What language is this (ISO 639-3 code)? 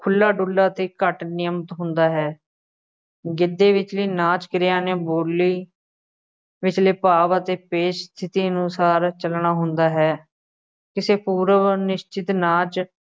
pan